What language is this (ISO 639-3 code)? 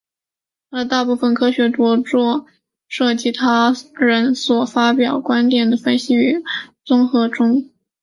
zho